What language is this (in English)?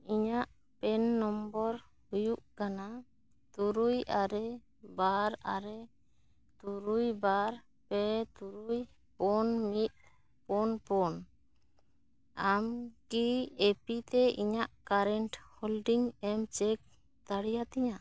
Santali